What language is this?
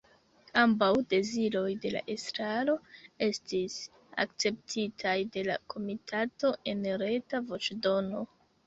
Esperanto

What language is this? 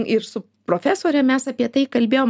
Lithuanian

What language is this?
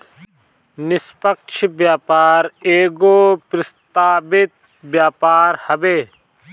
Bhojpuri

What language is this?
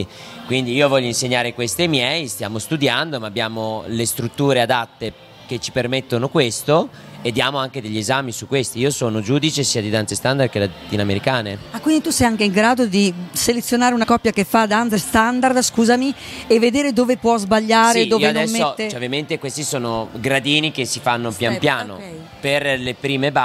Italian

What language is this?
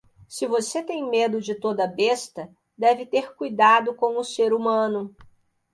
Portuguese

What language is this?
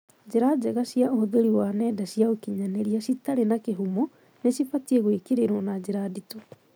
Kikuyu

